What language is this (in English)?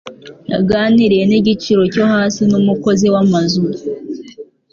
Kinyarwanda